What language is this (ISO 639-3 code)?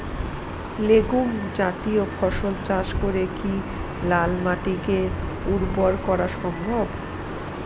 ben